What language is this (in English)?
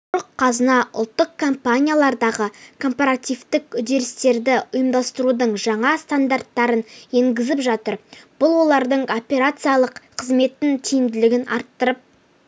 Kazakh